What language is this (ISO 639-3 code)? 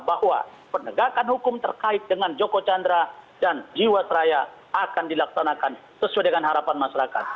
ind